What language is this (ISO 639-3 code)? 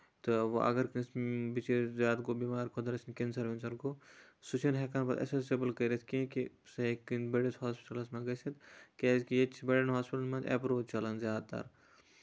kas